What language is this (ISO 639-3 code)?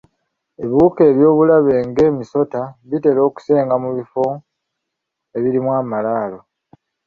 lug